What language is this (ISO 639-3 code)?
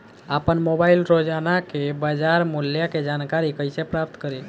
bho